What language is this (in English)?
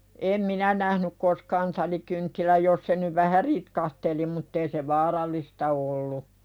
Finnish